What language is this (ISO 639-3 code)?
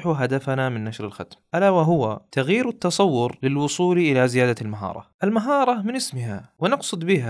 ara